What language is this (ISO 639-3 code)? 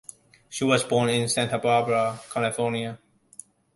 eng